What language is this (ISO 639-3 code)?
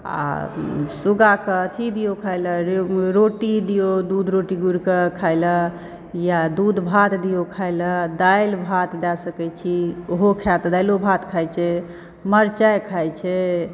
mai